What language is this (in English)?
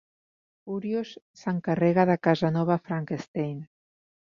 Catalan